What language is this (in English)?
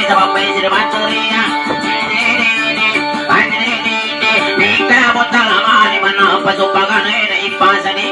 Thai